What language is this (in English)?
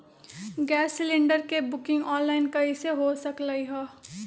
Magahi